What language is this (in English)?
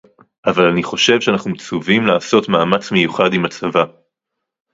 Hebrew